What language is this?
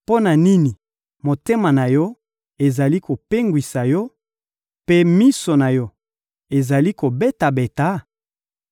Lingala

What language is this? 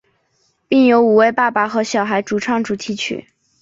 Chinese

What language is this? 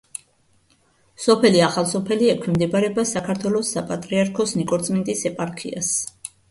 Georgian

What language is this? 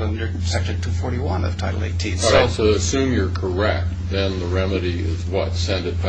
English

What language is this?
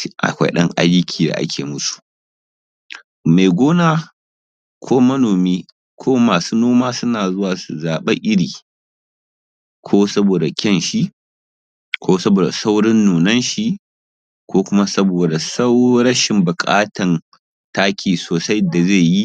Hausa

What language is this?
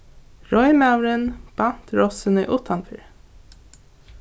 Faroese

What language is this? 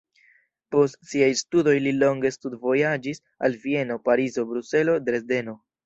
Esperanto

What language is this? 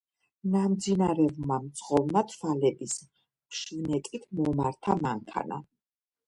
Georgian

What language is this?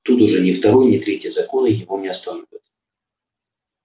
Russian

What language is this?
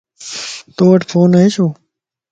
Lasi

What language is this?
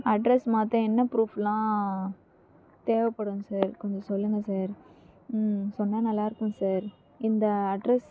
Tamil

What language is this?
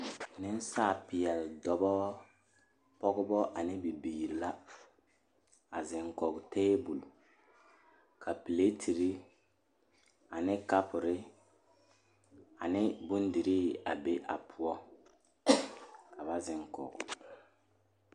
Southern Dagaare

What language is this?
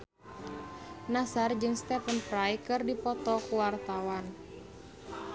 Sundanese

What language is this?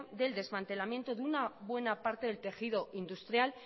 Spanish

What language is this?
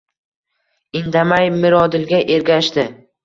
Uzbek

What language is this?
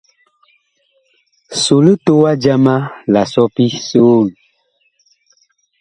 Bakoko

